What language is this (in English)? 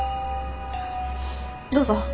Japanese